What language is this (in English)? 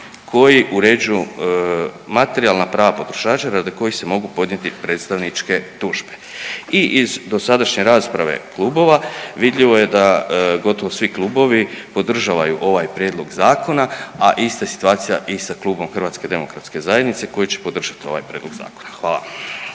Croatian